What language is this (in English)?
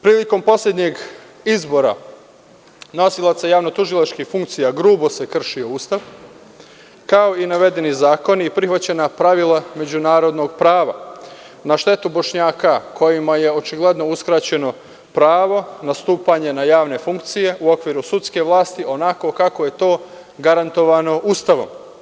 Serbian